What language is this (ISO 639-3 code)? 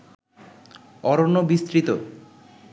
ben